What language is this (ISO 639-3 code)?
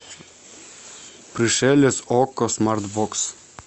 rus